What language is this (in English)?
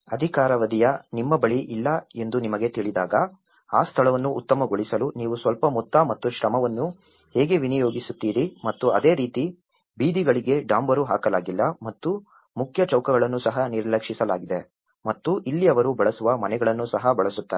Kannada